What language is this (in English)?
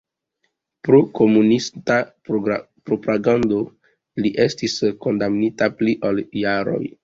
Esperanto